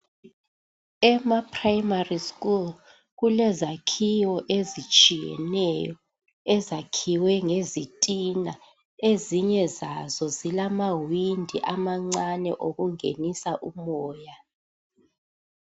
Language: North Ndebele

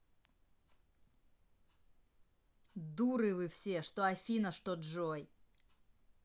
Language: Russian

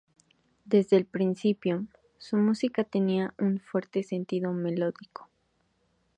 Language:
Spanish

